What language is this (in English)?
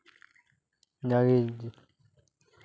Santali